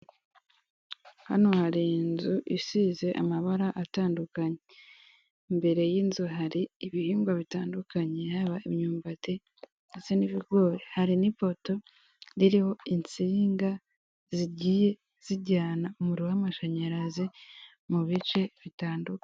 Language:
Kinyarwanda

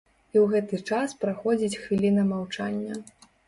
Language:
Belarusian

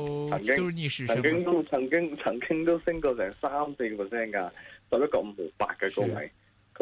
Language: Chinese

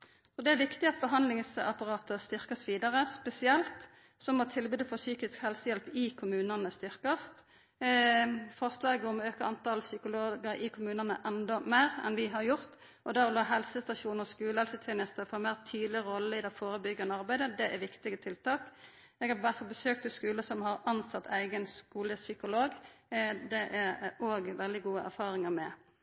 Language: Norwegian Nynorsk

